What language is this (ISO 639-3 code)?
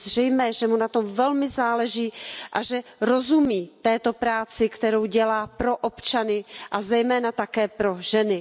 ces